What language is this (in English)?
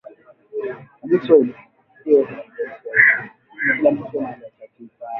Swahili